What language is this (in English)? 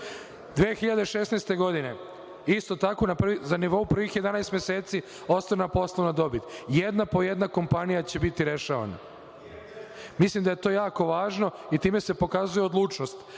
Serbian